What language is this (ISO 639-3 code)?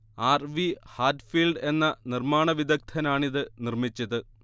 mal